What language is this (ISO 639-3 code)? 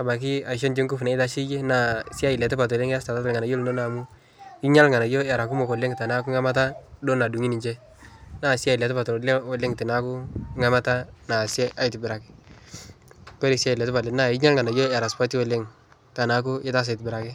mas